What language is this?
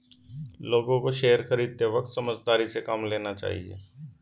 Hindi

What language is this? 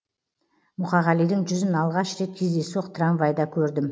Kazakh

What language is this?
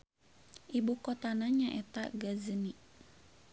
Sundanese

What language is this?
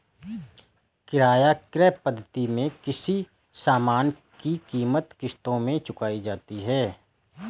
Hindi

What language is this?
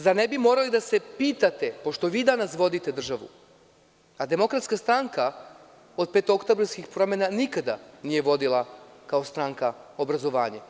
Serbian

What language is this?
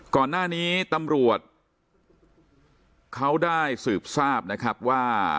Thai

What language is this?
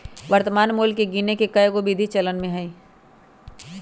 Magahi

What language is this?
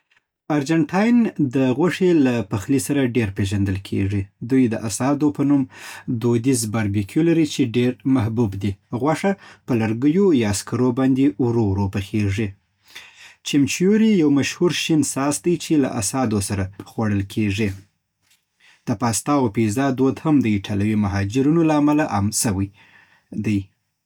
Southern Pashto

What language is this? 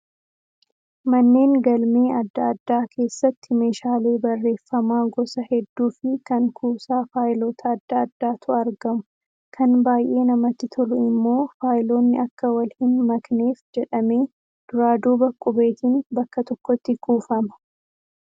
Oromo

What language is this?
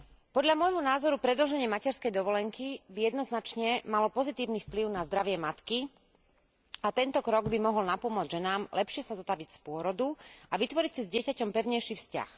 Slovak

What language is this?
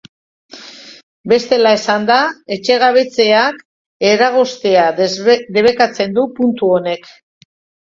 Basque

